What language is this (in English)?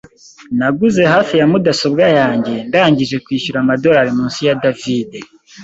Kinyarwanda